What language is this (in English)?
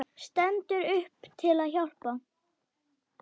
Icelandic